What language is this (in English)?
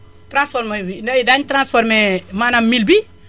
Wolof